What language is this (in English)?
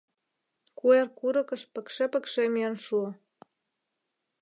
Mari